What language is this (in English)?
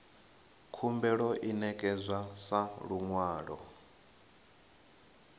Venda